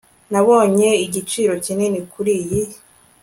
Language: Kinyarwanda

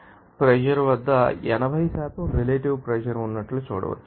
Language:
Telugu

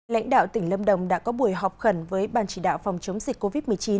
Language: Vietnamese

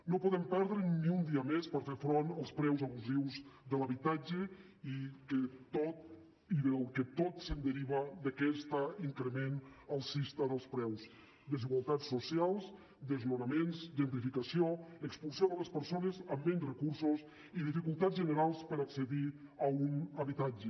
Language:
Catalan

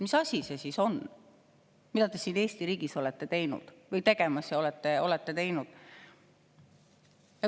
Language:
Estonian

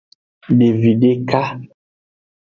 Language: Aja (Benin)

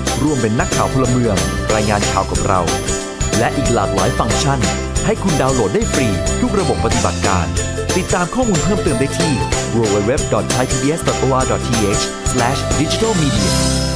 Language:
Thai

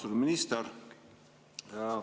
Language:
Estonian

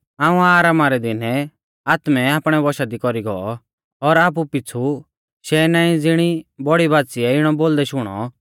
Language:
Mahasu Pahari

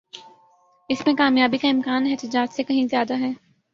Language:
Urdu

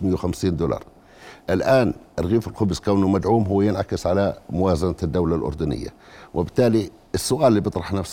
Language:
Arabic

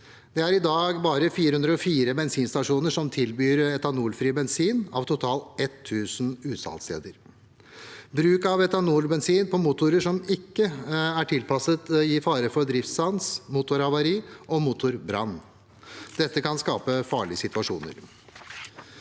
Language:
Norwegian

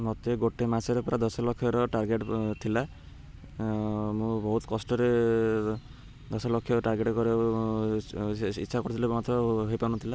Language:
Odia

